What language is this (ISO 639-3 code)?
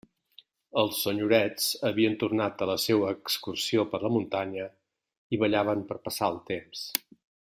cat